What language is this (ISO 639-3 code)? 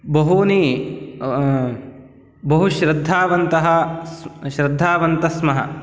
san